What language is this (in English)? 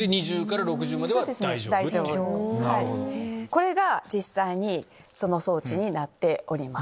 Japanese